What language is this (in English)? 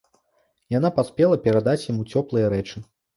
Belarusian